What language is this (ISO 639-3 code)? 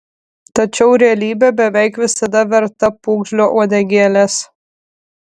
lit